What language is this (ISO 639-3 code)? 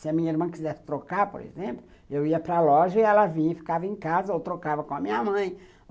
por